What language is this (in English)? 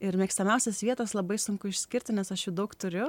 Lithuanian